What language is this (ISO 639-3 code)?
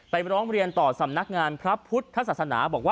tha